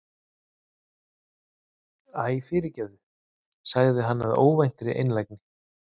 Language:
Icelandic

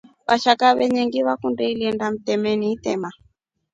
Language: Rombo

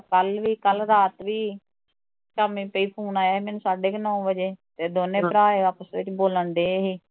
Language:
Punjabi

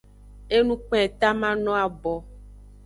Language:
Aja (Benin)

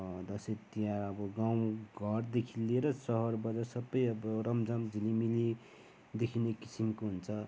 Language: Nepali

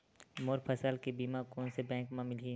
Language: Chhattisgarhi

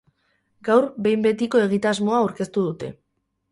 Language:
Basque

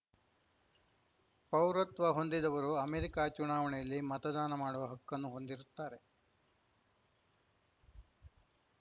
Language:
Kannada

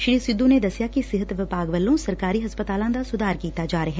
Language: Punjabi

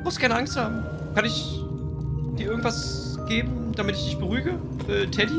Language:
German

